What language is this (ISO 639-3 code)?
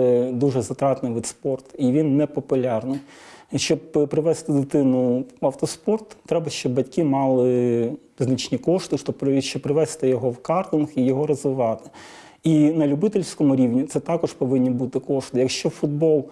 ukr